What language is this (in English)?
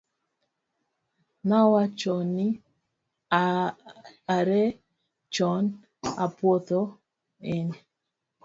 Luo (Kenya and Tanzania)